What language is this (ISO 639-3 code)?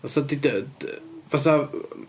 cym